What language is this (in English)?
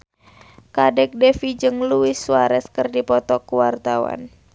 Sundanese